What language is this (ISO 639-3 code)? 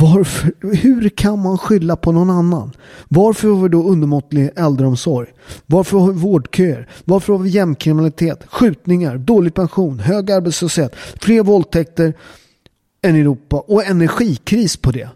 swe